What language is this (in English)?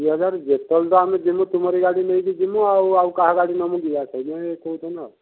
Odia